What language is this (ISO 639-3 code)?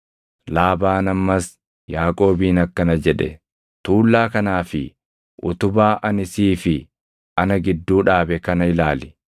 orm